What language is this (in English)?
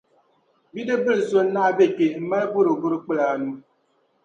Dagbani